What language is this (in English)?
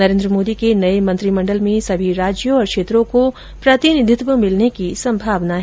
Hindi